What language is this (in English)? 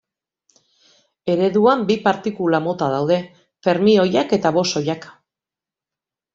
Basque